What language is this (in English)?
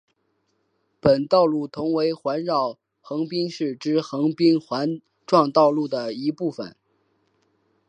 Chinese